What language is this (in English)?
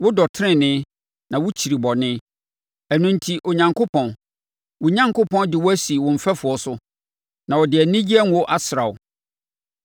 Akan